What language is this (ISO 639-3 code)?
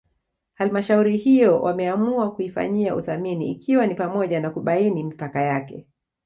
swa